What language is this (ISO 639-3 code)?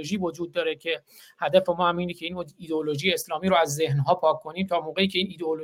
fas